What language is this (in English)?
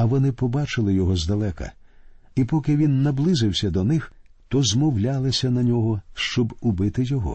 Ukrainian